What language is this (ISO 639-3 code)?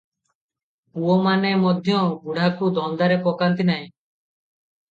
ori